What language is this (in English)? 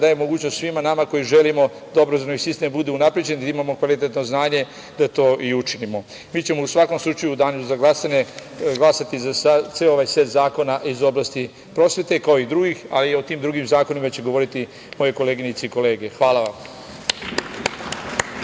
Serbian